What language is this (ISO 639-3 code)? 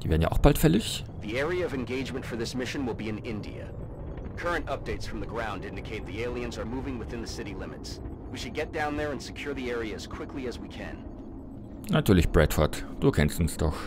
deu